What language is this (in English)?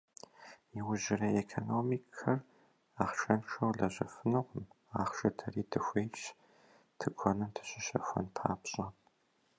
Kabardian